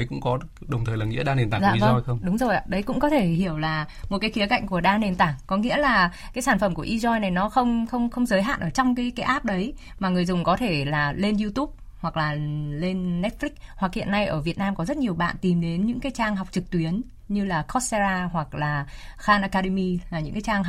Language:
Vietnamese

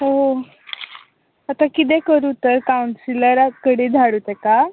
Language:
Konkani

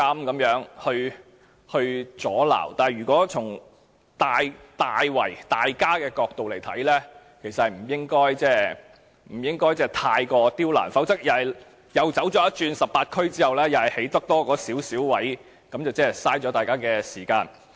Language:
Cantonese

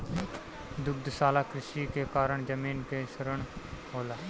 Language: Bhojpuri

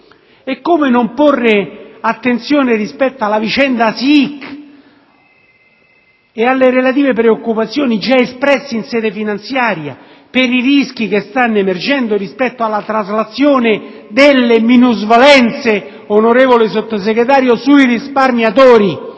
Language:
Italian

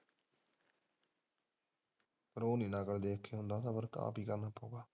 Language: Punjabi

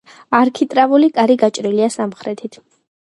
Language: Georgian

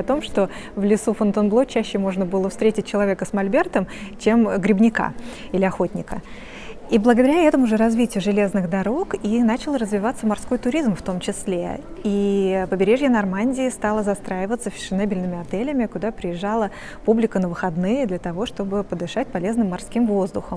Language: Russian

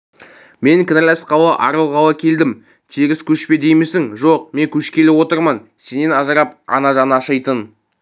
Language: Kazakh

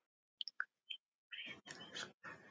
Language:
Icelandic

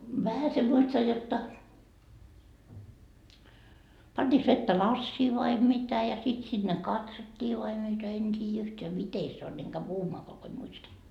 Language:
Finnish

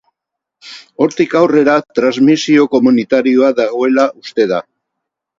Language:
Basque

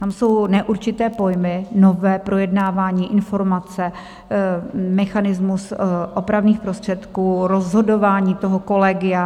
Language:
Czech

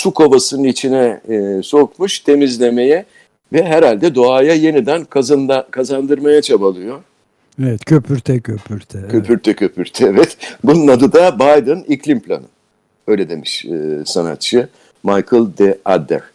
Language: Turkish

